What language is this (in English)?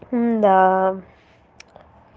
Russian